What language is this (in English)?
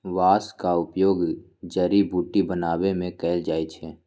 Magahi